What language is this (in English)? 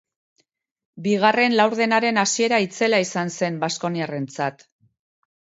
Basque